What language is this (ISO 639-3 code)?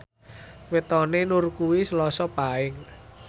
jav